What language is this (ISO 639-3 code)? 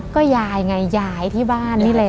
tha